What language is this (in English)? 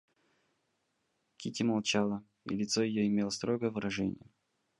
Russian